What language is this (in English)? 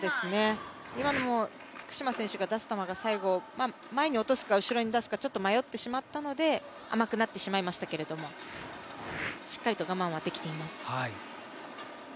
Japanese